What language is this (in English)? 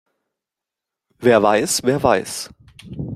German